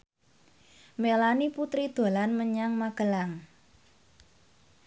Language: Javanese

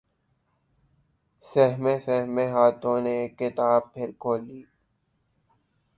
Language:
Urdu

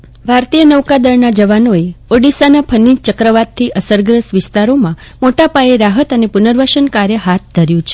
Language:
Gujarati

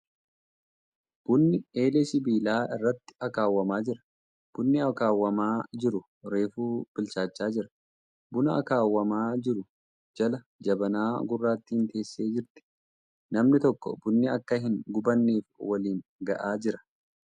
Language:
Oromo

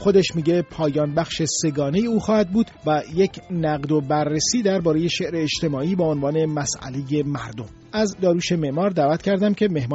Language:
Persian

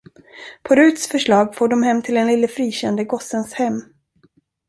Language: Swedish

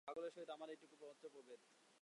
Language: Bangla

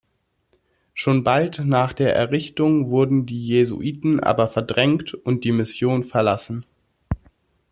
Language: German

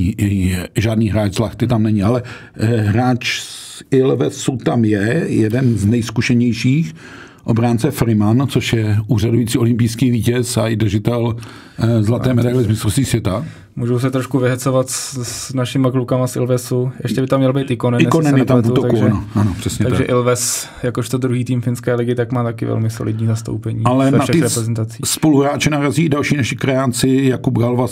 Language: Czech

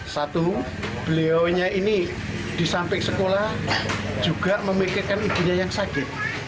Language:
Indonesian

